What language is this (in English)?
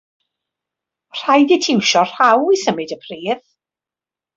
Welsh